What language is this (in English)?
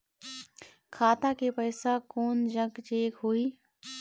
Chhattisgarhi